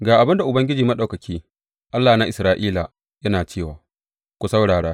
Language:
Hausa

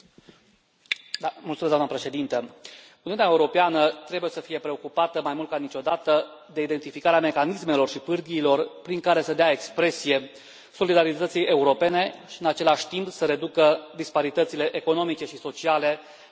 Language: Romanian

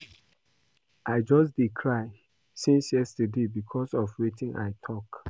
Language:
Nigerian Pidgin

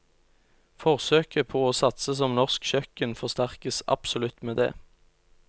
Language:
Norwegian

